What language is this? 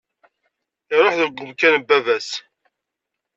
Kabyle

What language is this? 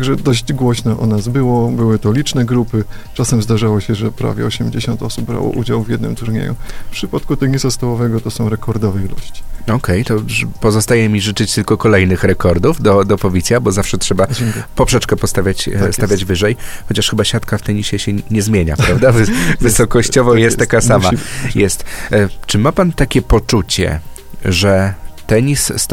Polish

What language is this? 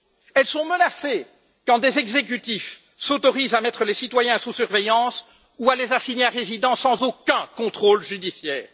French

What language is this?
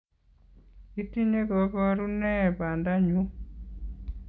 Kalenjin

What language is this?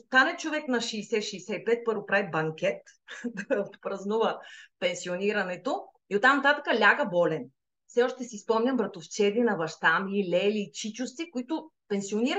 Bulgarian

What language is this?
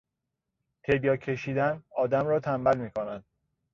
Persian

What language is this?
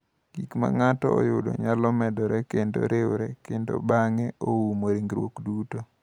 Luo (Kenya and Tanzania)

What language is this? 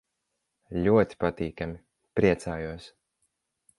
Latvian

